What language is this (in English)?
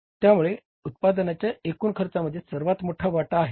Marathi